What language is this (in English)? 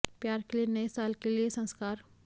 Hindi